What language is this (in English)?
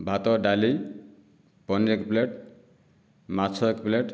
Odia